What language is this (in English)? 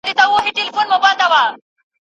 Pashto